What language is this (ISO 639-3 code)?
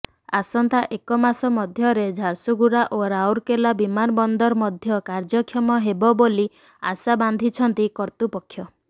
ori